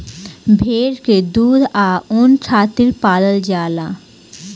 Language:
Bhojpuri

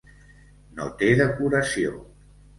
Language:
Catalan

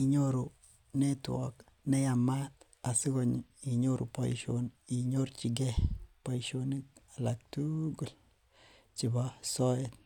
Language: Kalenjin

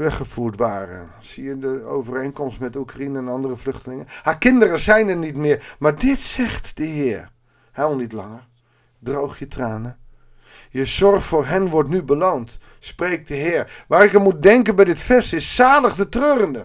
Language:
Dutch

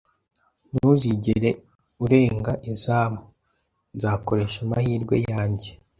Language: Kinyarwanda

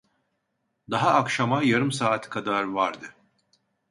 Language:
Turkish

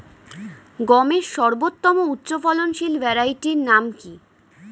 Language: Bangla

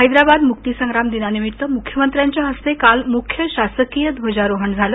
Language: Marathi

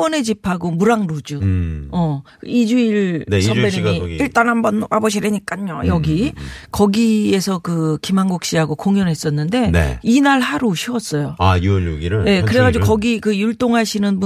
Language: Korean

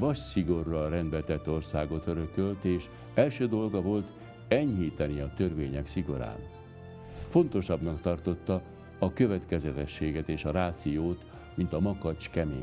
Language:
Hungarian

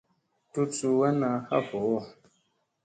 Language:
Musey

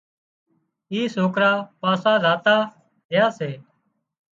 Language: Wadiyara Koli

